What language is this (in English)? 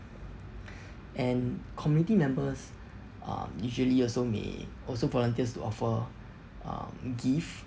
English